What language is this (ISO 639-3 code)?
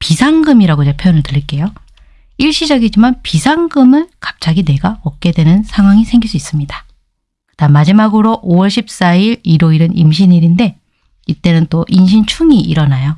kor